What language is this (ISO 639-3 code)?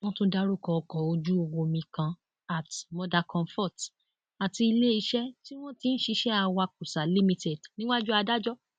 yor